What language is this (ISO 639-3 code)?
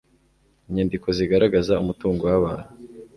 kin